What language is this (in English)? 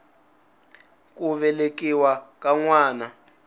Tsonga